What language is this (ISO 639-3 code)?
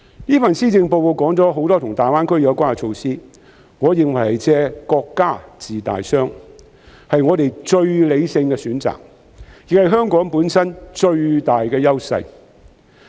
yue